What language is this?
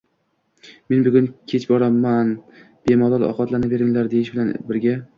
Uzbek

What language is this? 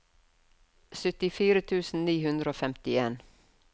Norwegian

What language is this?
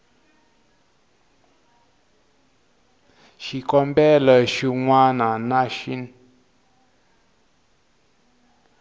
Tsonga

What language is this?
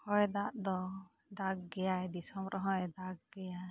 Santali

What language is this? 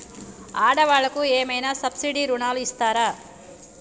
Telugu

